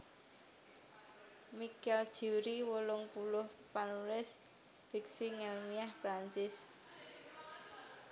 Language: Javanese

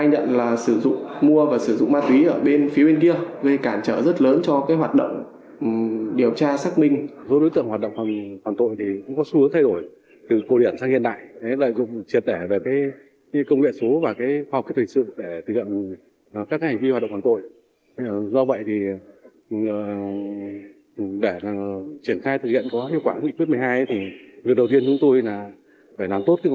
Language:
Vietnamese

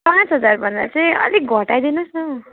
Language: Nepali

